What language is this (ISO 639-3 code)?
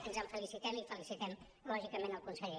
cat